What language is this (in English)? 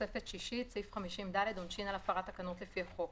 Hebrew